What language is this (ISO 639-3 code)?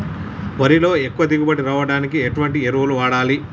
tel